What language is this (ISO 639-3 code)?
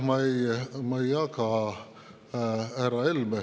est